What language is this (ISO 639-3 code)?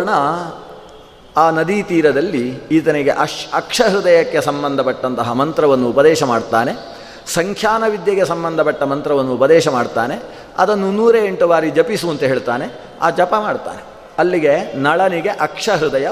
kan